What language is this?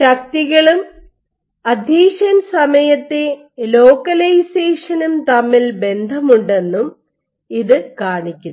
Malayalam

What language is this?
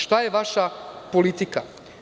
Serbian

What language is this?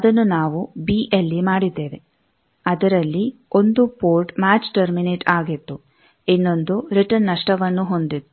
Kannada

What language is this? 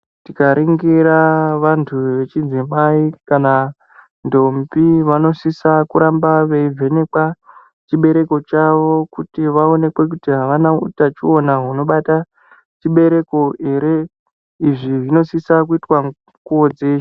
Ndau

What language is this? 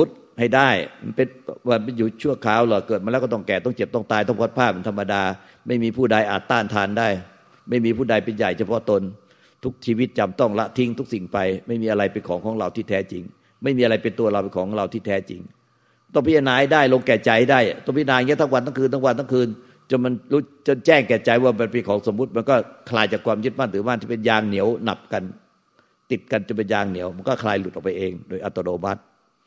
Thai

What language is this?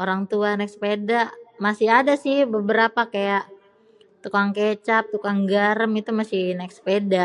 Betawi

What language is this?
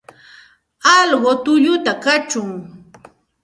Santa Ana de Tusi Pasco Quechua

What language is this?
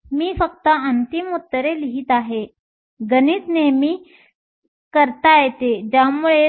Marathi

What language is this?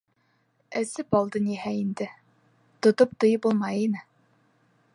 Bashkir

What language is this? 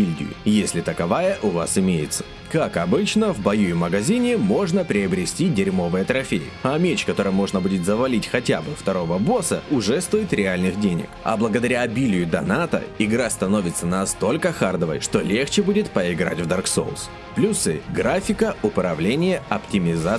Russian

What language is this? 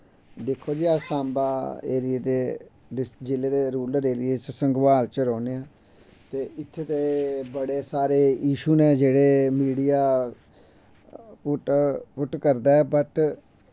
Dogri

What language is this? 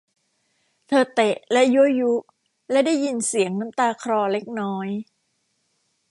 Thai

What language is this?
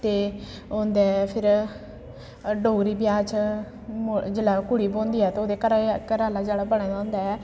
Dogri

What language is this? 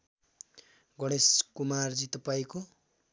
Nepali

